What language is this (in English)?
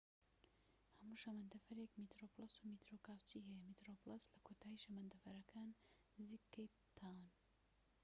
Central Kurdish